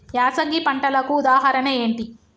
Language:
Telugu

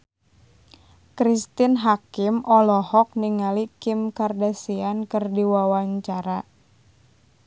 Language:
Sundanese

